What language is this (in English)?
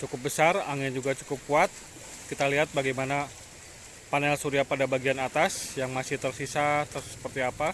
Indonesian